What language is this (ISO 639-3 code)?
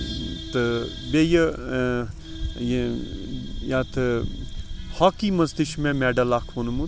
kas